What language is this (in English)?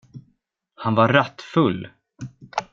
Swedish